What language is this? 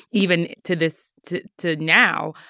English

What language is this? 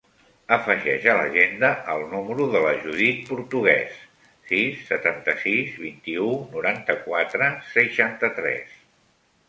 Catalan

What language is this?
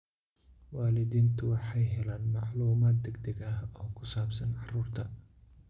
Somali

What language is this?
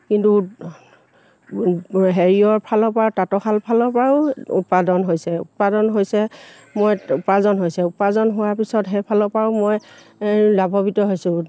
Assamese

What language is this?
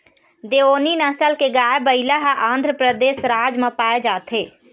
Chhattisgarhi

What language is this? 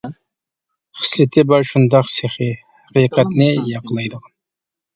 Uyghur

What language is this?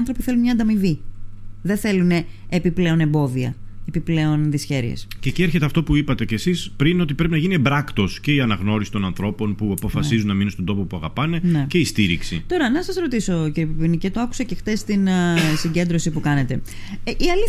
Greek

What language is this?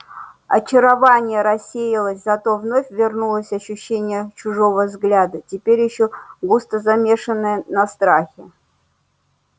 Russian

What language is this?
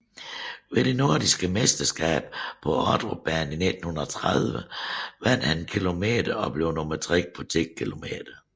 Danish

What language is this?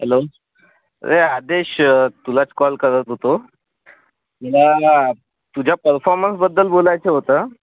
Marathi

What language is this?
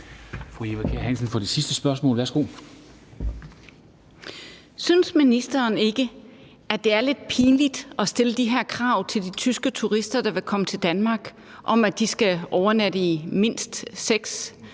Danish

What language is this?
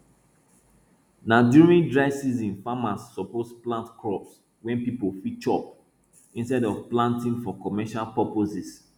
Nigerian Pidgin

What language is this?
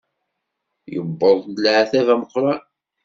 Kabyle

